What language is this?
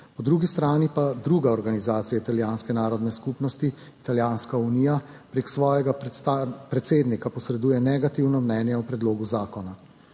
Slovenian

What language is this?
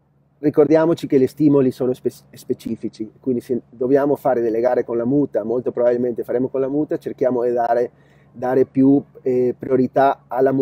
Italian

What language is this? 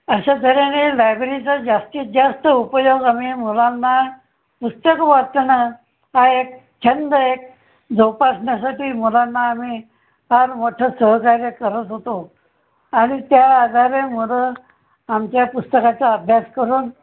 Marathi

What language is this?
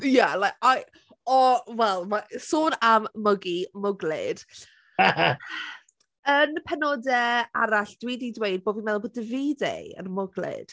Welsh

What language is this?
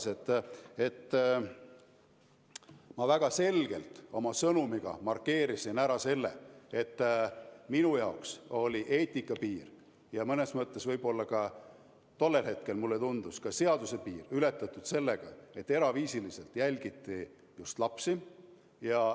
Estonian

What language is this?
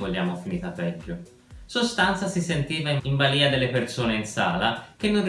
Italian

